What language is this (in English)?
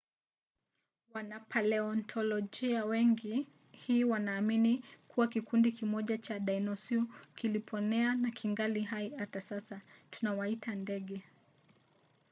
Swahili